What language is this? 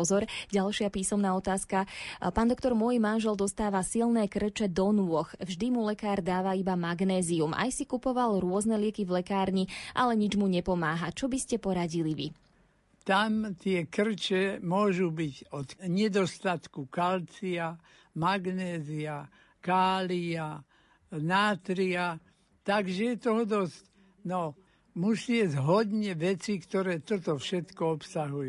Slovak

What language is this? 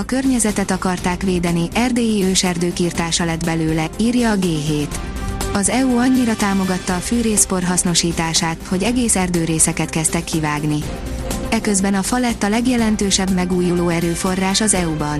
Hungarian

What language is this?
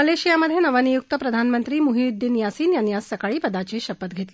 Marathi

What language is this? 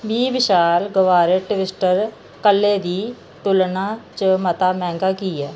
Dogri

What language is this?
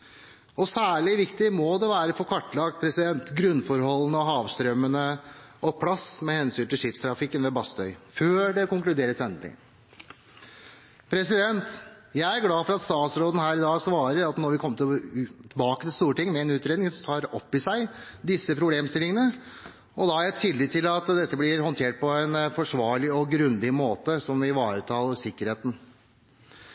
Norwegian Bokmål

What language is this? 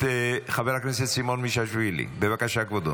Hebrew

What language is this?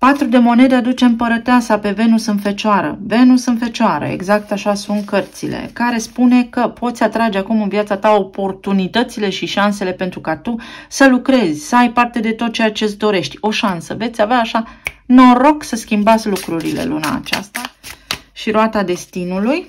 Romanian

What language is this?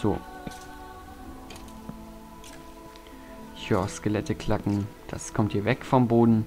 German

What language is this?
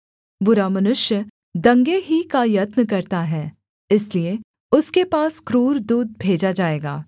Hindi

